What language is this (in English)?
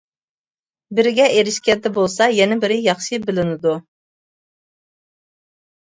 Uyghur